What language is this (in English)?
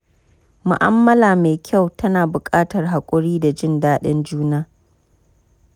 Hausa